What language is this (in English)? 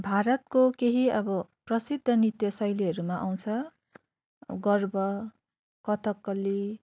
Nepali